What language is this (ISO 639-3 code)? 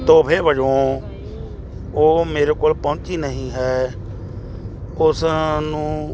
pan